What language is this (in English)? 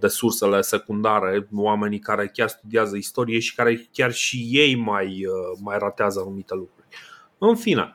Romanian